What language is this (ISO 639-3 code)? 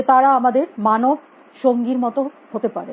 ben